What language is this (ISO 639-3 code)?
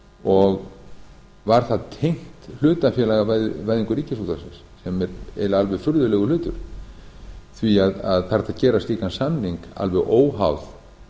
isl